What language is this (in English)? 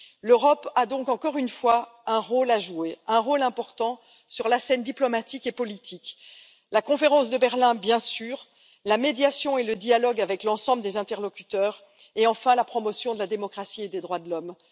French